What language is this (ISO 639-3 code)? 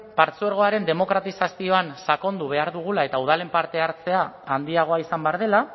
eus